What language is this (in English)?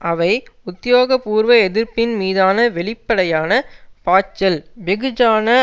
Tamil